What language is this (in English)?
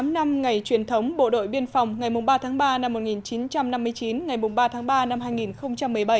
Vietnamese